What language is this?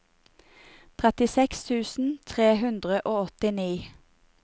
Norwegian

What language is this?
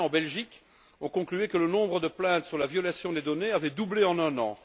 French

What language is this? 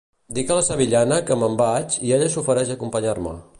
Catalan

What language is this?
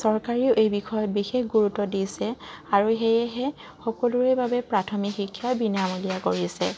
Assamese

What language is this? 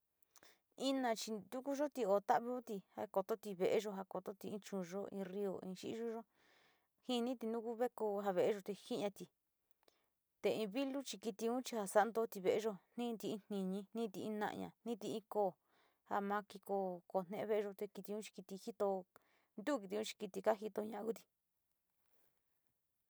Sinicahua Mixtec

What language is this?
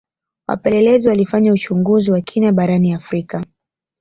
Swahili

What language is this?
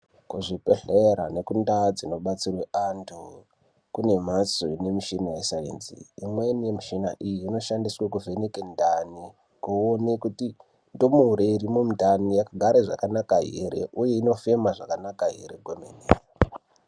Ndau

